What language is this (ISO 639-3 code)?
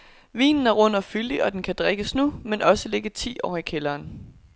dan